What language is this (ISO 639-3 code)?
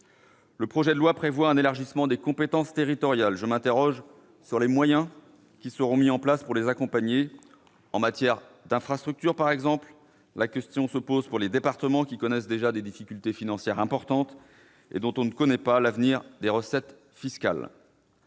fra